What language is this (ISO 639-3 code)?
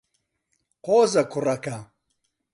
ckb